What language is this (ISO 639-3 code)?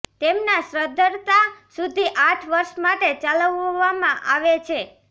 guj